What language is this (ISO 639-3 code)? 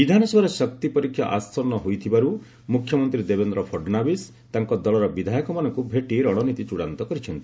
ori